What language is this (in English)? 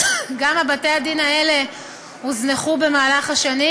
Hebrew